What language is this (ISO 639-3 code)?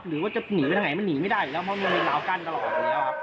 tha